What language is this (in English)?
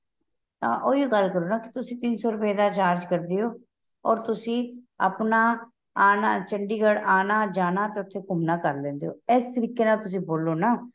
Punjabi